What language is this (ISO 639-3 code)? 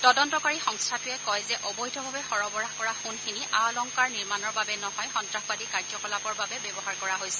asm